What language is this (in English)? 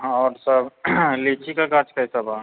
Maithili